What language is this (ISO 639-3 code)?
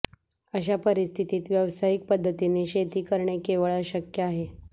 mar